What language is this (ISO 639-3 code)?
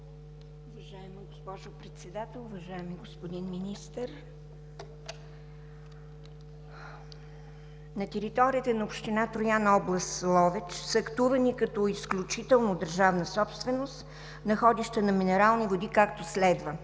bul